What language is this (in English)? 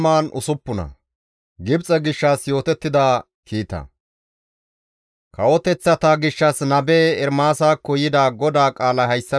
Gamo